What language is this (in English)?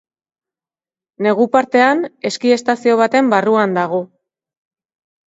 Basque